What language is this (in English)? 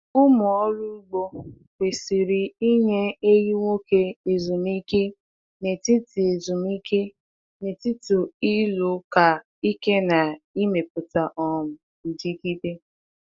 Igbo